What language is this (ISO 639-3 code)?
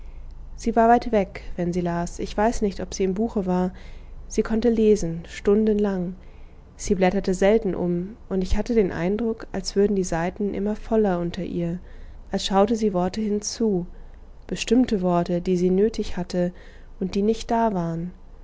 deu